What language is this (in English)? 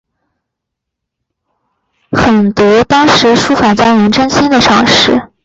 Chinese